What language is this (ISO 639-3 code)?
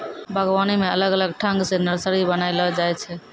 mai